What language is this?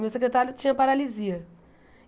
Portuguese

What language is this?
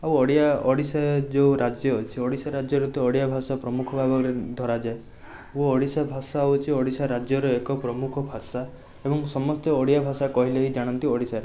Odia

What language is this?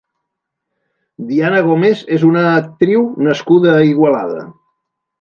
Catalan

